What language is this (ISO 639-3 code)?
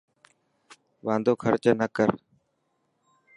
mki